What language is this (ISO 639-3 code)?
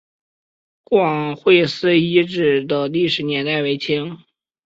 zho